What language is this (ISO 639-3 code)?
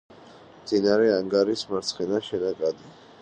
kat